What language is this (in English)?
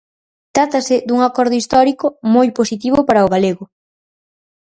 Galician